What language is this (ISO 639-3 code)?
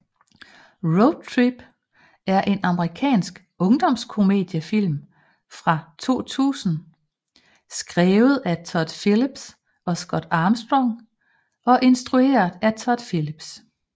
dan